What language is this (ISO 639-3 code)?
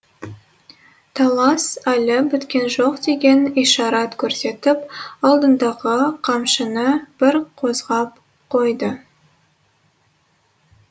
kaz